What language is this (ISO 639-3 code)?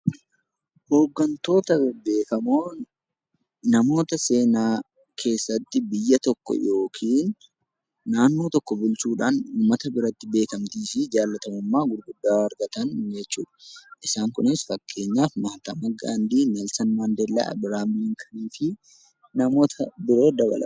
orm